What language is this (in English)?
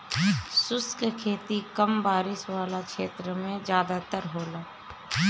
Bhojpuri